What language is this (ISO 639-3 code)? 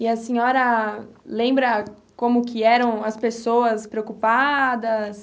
por